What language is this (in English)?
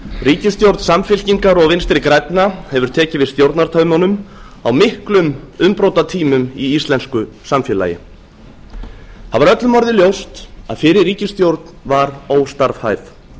Icelandic